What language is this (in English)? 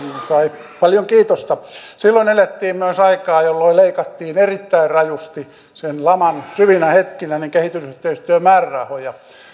Finnish